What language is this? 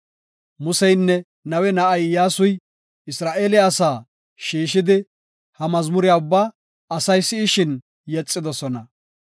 Gofa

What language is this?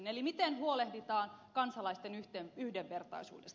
Finnish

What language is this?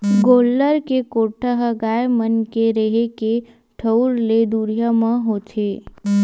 Chhattisgarhi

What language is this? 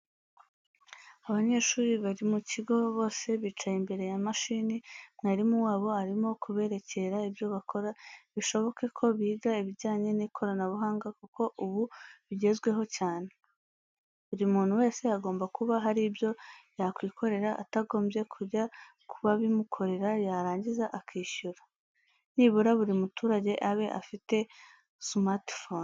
Kinyarwanda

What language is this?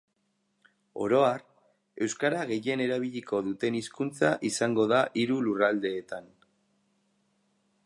Basque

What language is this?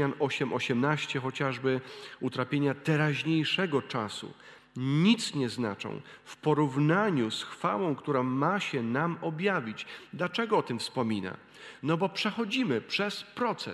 Polish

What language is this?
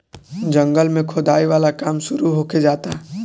Bhojpuri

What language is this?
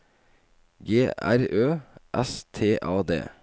Norwegian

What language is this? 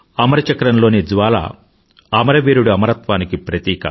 Telugu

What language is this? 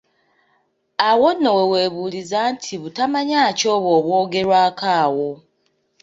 Ganda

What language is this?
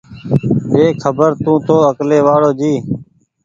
Goaria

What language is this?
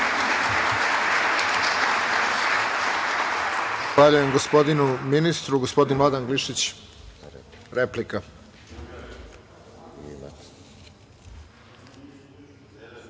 Serbian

